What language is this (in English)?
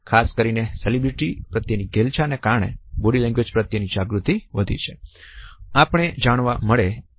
Gujarati